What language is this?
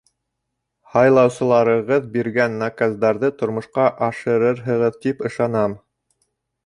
Bashkir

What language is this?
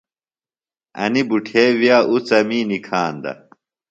Phalura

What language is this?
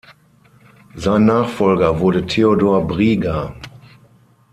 German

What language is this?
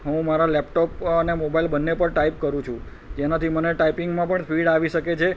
Gujarati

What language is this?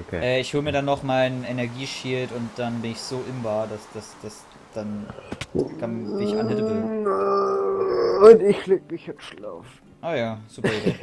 German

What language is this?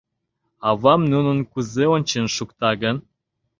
Mari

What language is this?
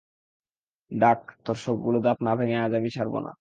Bangla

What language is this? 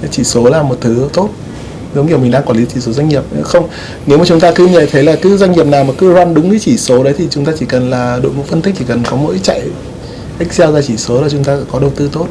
Vietnamese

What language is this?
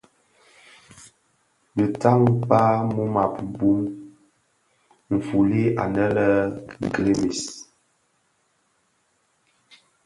Bafia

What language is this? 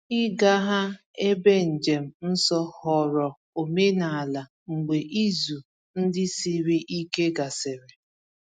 Igbo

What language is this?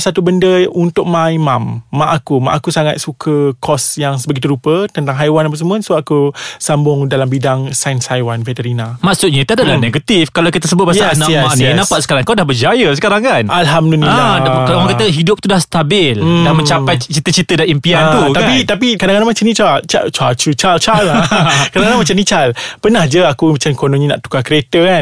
Malay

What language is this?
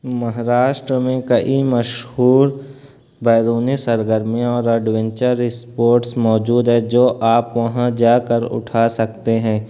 Urdu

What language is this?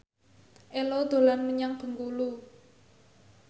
Javanese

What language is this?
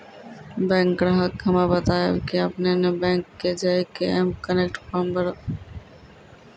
Maithili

